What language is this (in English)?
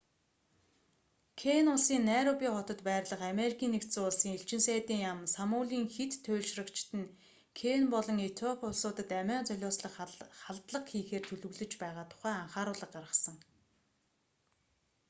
Mongolian